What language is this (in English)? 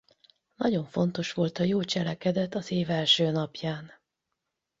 Hungarian